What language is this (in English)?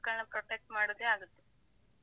Kannada